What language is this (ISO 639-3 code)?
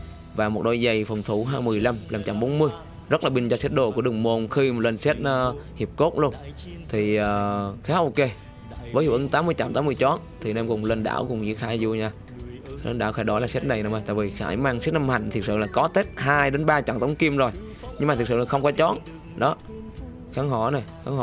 vie